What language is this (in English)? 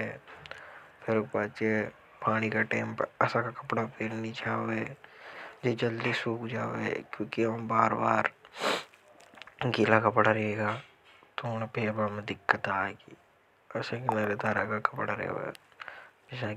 Hadothi